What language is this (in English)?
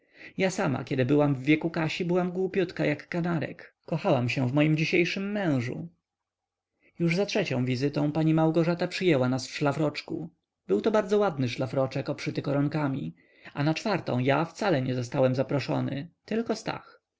Polish